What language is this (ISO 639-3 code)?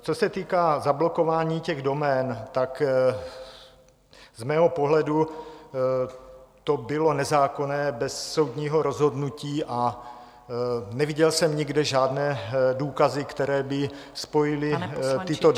ces